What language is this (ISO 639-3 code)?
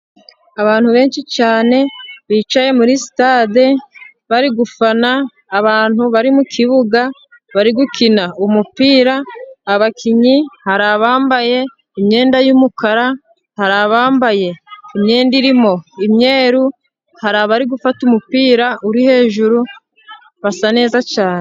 kin